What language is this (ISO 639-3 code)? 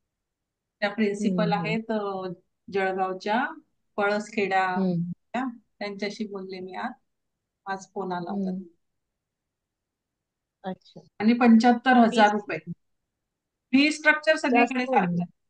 hin